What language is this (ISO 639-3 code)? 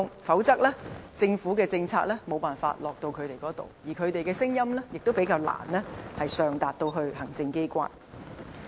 yue